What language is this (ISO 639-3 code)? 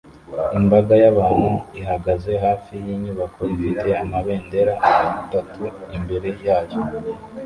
kin